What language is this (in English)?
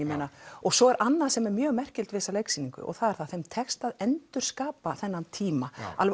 Icelandic